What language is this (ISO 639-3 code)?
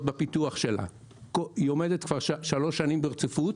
heb